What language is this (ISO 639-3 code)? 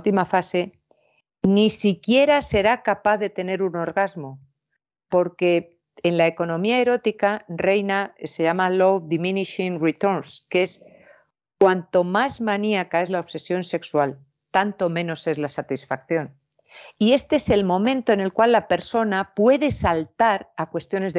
spa